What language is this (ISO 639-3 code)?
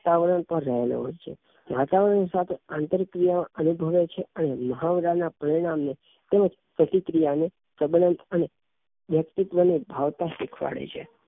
guj